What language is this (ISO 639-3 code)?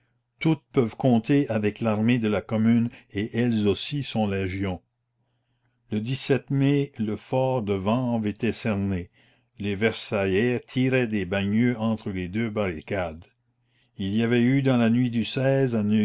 fra